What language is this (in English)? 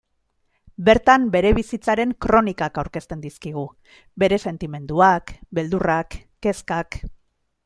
Basque